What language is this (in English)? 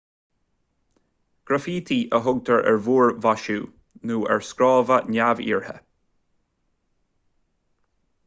Irish